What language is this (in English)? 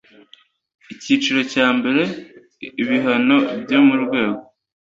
Kinyarwanda